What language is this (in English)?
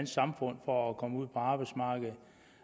Danish